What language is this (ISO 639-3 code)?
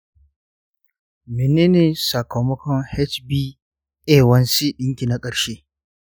hau